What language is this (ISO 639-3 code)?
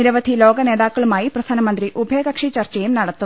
mal